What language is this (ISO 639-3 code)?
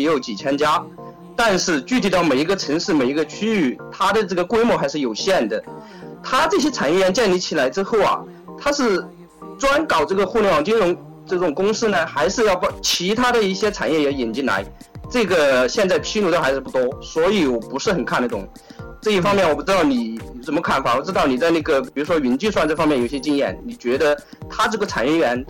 zho